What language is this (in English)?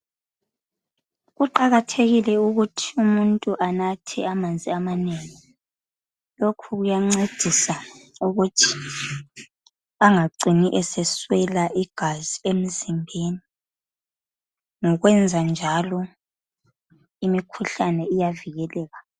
North Ndebele